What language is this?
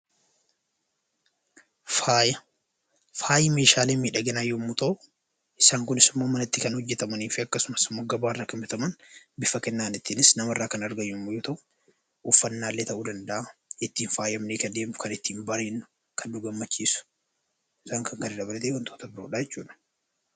Oromo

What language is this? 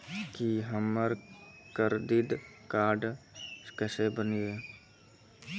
Maithili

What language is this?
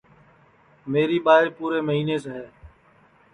Sansi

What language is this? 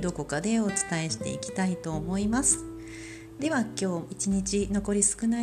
Japanese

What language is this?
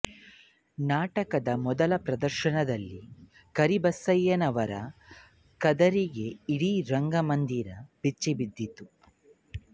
Kannada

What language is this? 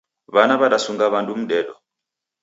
Taita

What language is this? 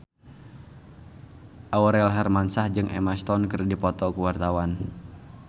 Sundanese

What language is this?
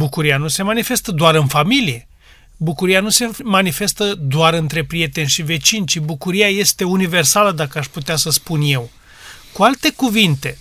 Romanian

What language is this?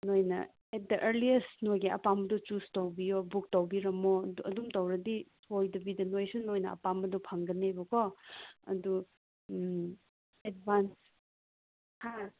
Manipuri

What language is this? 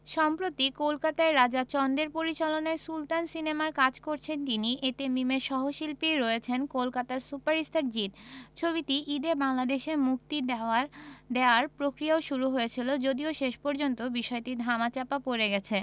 Bangla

